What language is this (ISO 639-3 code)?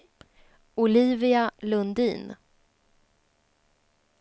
swe